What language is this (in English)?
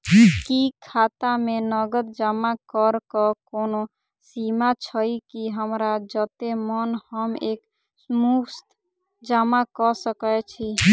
Maithili